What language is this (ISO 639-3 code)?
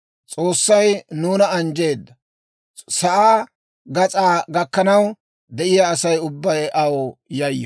dwr